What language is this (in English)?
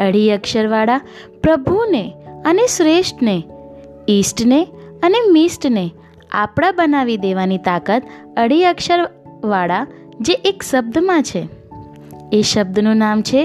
Gujarati